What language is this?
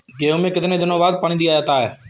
Hindi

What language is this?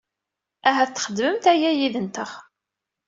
Kabyle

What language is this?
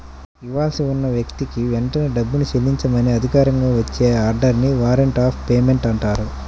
Telugu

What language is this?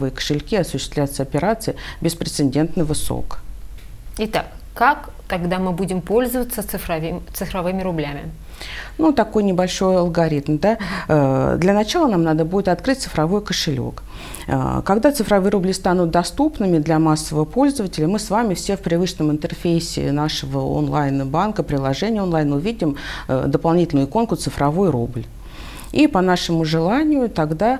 Russian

